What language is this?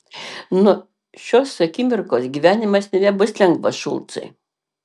Lithuanian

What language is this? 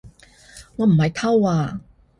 Cantonese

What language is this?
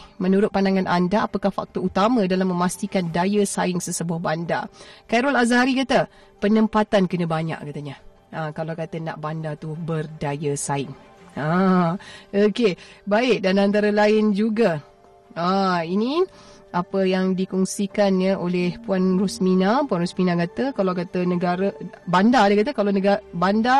Malay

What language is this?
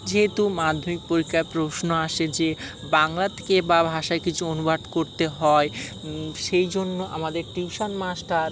Bangla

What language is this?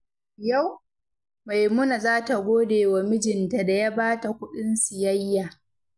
Hausa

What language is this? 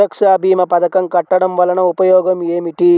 Telugu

